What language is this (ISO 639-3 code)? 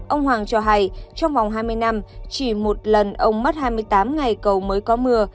vie